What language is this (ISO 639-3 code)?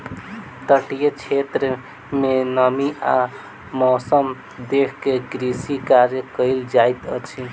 mai